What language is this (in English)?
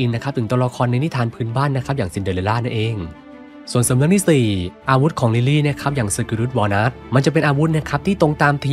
Thai